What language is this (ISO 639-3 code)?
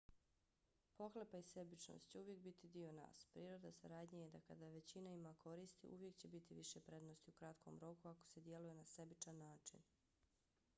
bos